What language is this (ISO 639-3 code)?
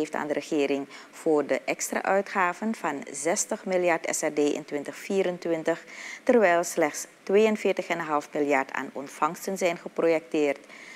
nld